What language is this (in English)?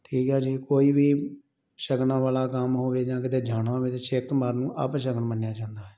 Punjabi